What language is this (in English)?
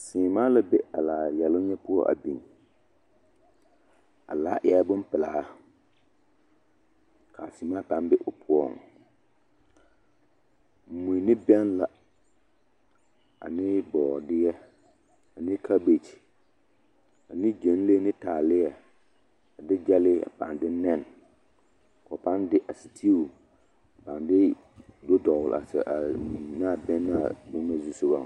Southern Dagaare